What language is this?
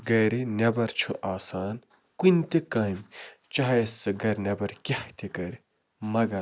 Kashmiri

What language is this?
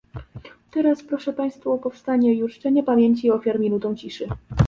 Polish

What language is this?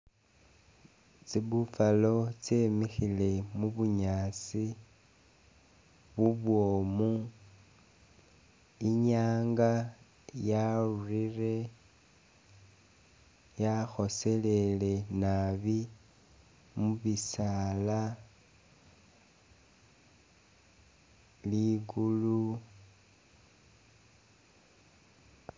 Masaaba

